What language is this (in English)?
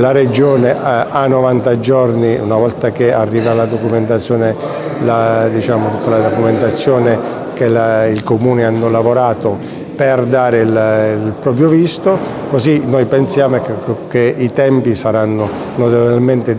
Italian